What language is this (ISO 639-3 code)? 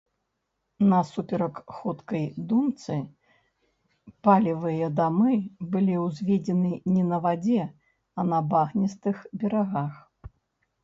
bel